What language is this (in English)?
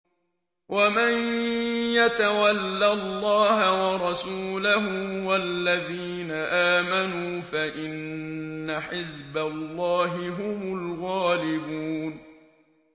Arabic